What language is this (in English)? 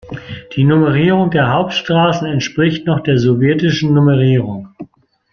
German